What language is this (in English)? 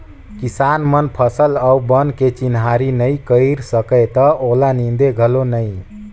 Chhattisgarhi